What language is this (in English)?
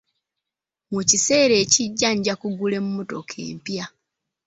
Ganda